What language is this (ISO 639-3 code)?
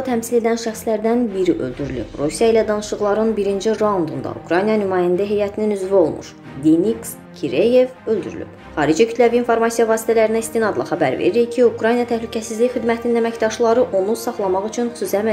tur